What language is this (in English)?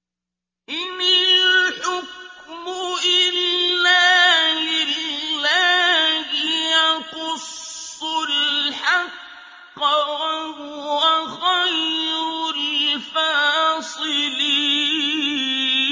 Arabic